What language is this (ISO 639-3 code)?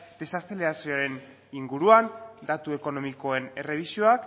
eus